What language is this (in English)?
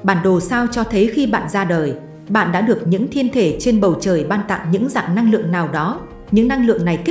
Vietnamese